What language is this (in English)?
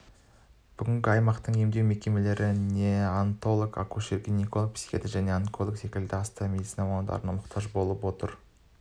Kazakh